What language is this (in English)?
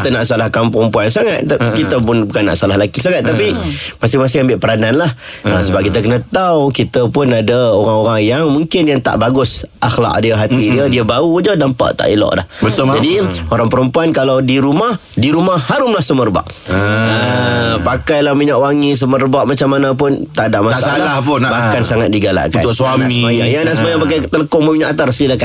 Malay